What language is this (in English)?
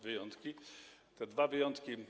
Polish